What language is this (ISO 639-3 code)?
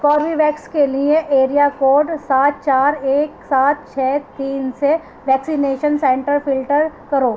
urd